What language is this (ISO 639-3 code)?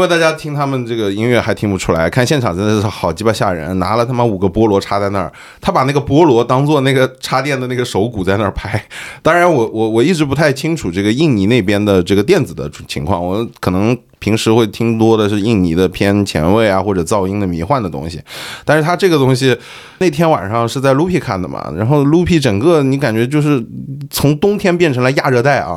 zho